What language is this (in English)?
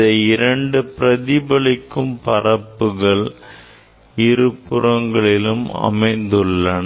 Tamil